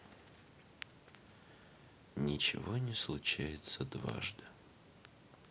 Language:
Russian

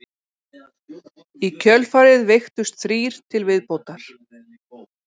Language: Icelandic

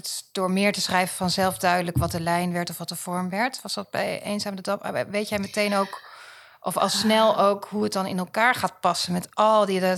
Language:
Dutch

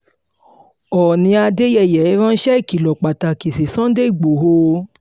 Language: Yoruba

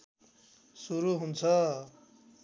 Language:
Nepali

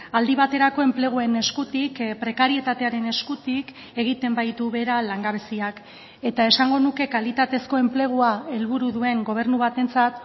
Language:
Basque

